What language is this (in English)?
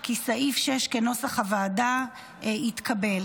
Hebrew